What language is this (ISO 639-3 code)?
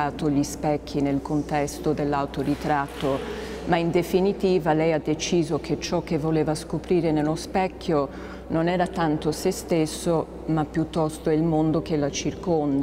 ita